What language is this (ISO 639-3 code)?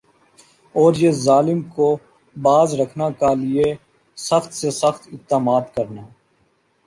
urd